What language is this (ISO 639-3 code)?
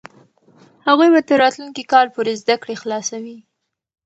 pus